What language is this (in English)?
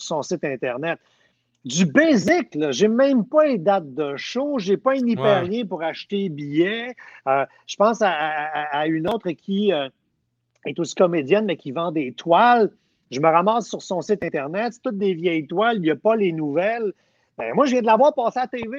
French